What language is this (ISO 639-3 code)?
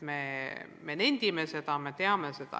est